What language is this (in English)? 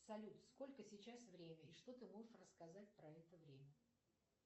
Russian